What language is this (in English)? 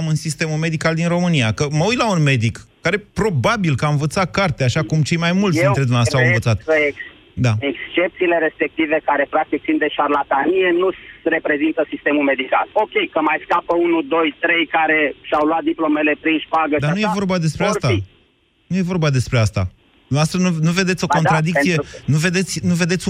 Romanian